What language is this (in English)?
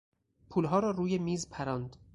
Persian